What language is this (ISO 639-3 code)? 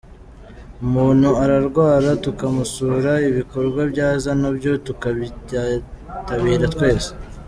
kin